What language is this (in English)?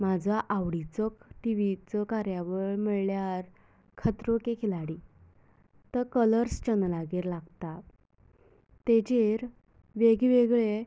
Konkani